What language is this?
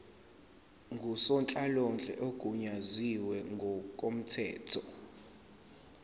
Zulu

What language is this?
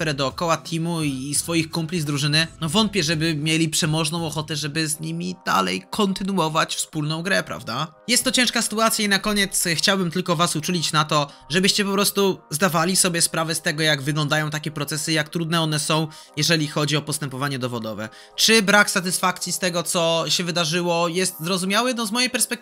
Polish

